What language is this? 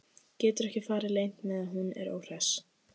Icelandic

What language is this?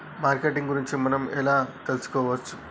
Telugu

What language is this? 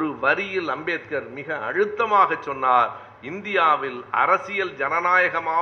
Tamil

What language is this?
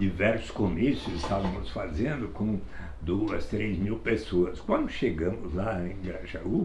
Portuguese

